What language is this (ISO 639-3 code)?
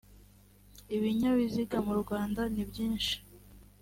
kin